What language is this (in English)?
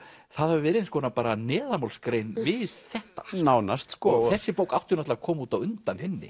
Icelandic